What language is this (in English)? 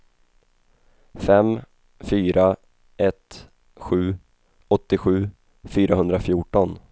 Swedish